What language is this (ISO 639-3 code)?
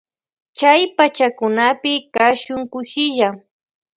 qvj